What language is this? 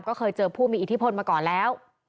Thai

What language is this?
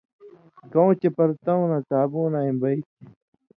Indus Kohistani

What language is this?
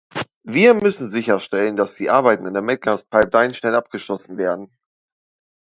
German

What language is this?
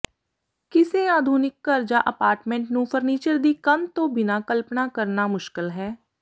Punjabi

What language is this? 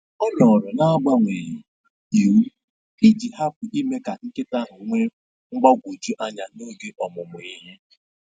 Igbo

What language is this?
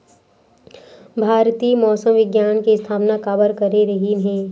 Chhattisgarhi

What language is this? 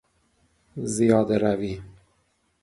Persian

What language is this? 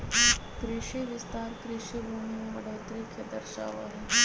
Magahi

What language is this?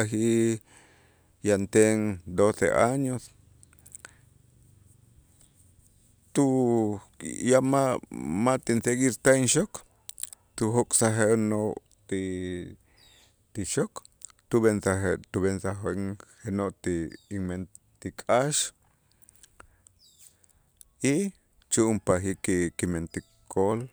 Itzá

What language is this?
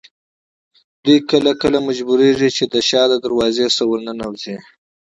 Pashto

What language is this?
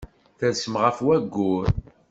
Kabyle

